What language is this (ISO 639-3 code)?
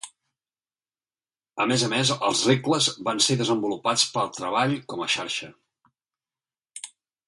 cat